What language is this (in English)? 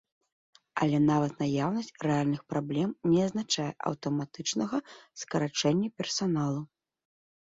Belarusian